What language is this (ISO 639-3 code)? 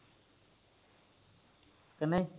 pan